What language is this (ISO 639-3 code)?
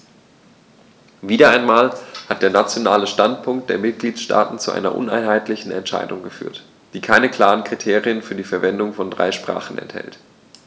deu